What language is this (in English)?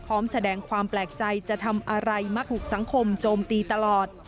Thai